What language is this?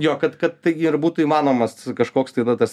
Lithuanian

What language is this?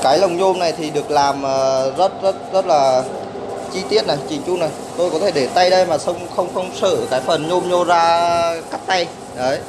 Vietnamese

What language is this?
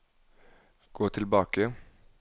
Norwegian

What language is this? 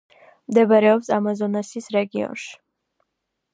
Georgian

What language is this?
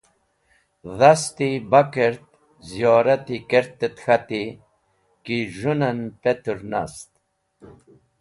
Wakhi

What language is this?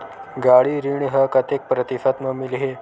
Chhattisgarhi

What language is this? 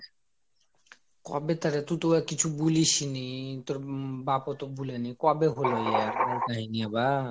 Bangla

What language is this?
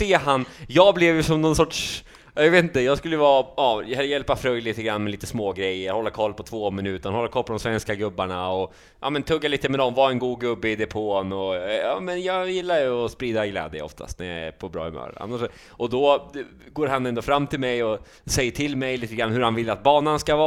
Swedish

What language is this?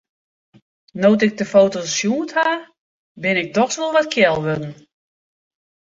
Western Frisian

